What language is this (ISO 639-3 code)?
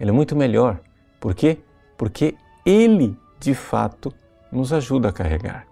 por